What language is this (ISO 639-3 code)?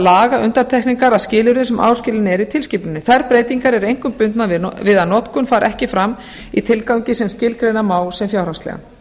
isl